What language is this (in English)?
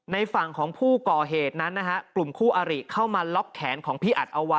Thai